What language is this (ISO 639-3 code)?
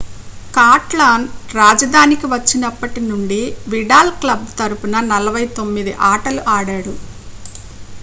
tel